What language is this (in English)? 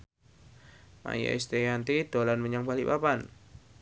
Javanese